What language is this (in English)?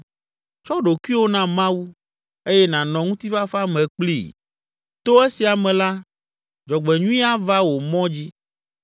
Ewe